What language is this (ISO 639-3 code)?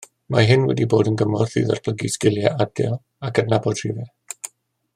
cym